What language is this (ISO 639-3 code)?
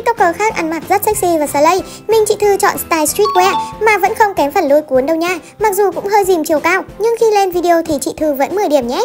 vie